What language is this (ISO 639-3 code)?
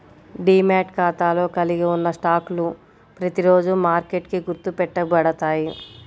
tel